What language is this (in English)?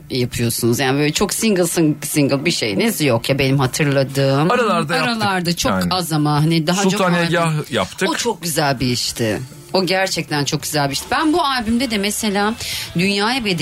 Turkish